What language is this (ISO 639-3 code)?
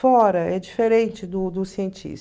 por